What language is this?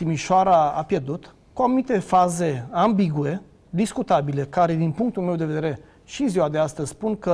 Romanian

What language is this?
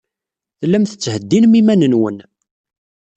Kabyle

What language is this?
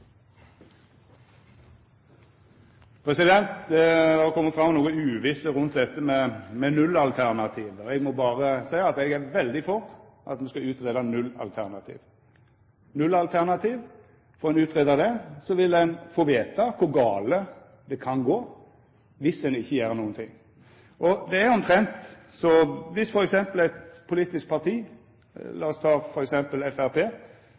Norwegian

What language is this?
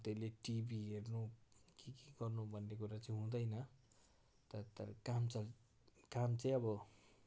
Nepali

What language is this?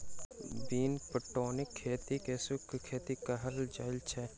Maithili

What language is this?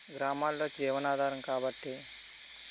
Telugu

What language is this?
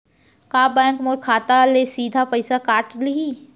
Chhattisgarhi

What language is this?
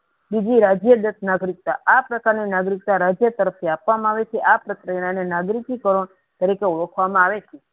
Gujarati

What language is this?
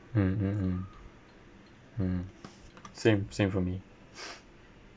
English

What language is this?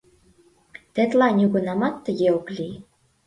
Mari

